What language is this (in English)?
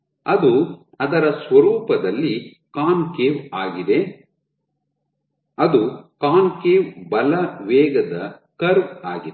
Kannada